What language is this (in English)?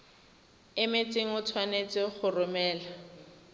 Tswana